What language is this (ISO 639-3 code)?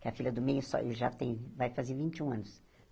por